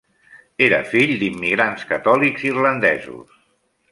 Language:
Catalan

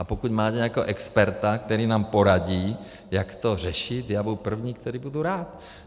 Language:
Czech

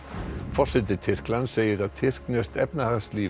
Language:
Icelandic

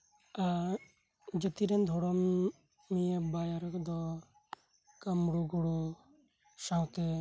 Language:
Santali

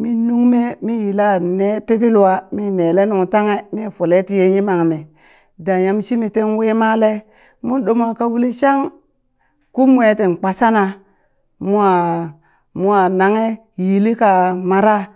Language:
Burak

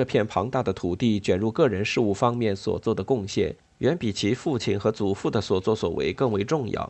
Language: Chinese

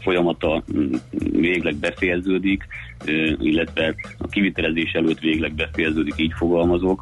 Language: Hungarian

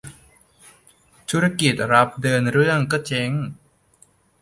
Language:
Thai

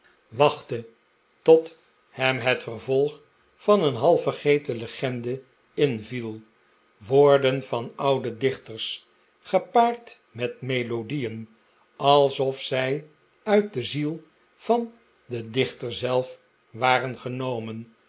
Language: Dutch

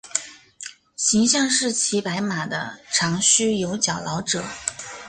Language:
Chinese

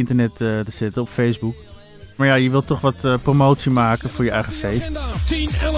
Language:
Dutch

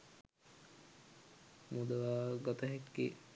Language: Sinhala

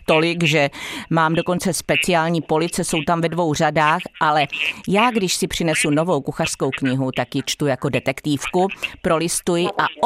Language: Czech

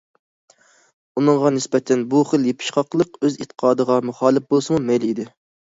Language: Uyghur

